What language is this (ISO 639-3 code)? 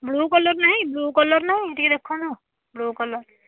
ori